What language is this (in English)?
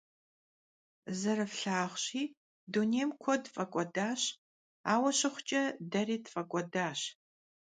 Kabardian